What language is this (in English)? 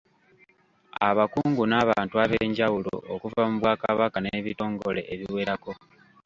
Ganda